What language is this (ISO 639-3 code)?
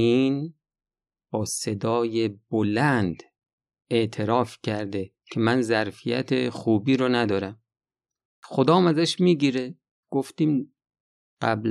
fas